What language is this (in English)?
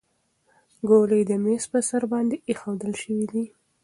Pashto